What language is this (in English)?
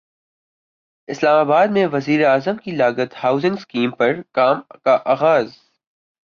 Urdu